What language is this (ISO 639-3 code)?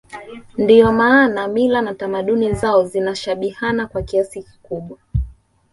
swa